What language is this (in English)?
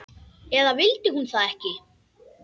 Icelandic